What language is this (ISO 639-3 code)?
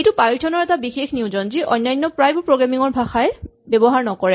asm